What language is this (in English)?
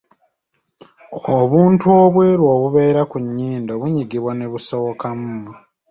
Ganda